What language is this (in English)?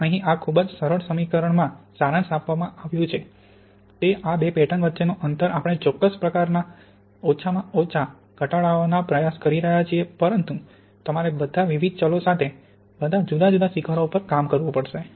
Gujarati